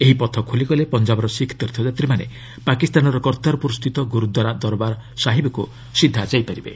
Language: Odia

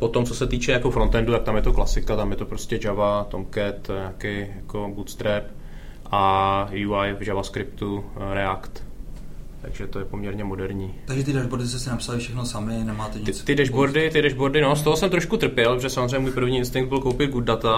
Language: Czech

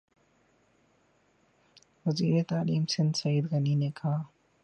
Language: Urdu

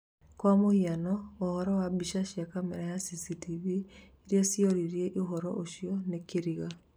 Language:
Kikuyu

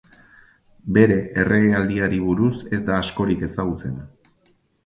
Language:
Basque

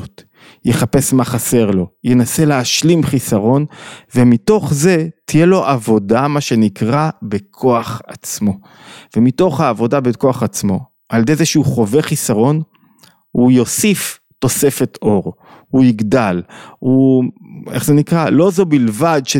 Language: Hebrew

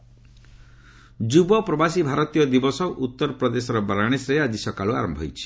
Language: Odia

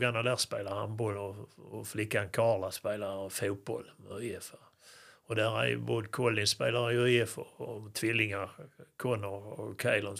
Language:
Swedish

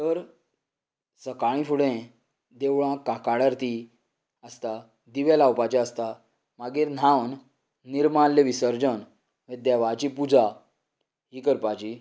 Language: Konkani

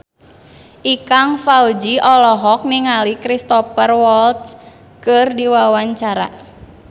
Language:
Sundanese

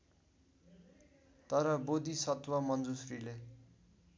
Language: Nepali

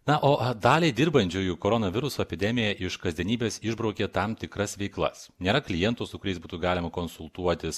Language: Lithuanian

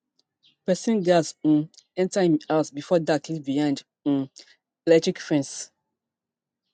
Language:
Nigerian Pidgin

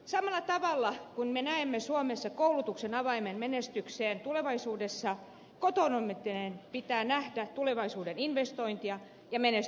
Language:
Finnish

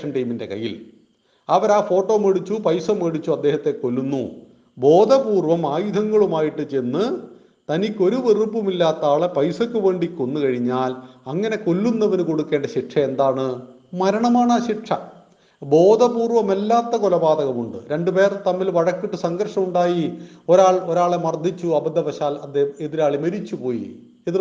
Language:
Malayalam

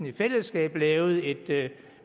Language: Danish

